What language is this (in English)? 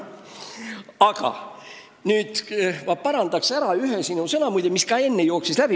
Estonian